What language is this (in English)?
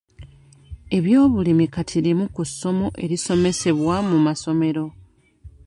Ganda